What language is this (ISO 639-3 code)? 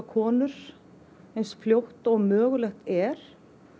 isl